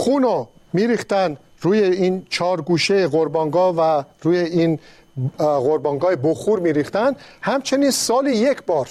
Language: Persian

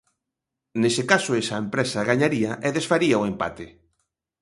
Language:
Galician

